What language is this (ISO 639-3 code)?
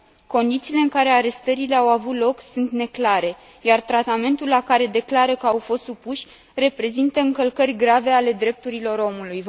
ron